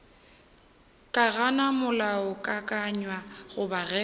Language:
Northern Sotho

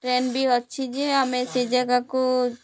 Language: Odia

